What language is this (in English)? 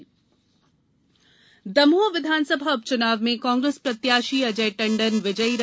Hindi